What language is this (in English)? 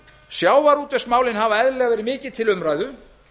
Icelandic